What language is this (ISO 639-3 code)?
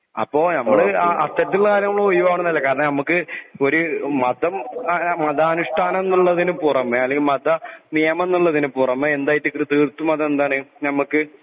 mal